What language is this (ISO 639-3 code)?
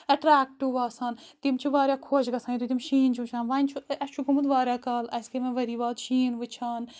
kas